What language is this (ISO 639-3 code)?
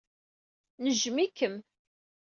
kab